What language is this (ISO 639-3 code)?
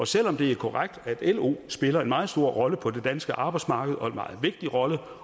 dan